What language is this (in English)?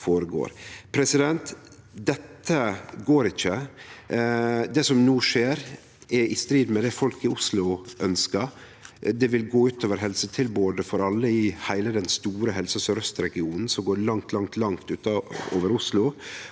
Norwegian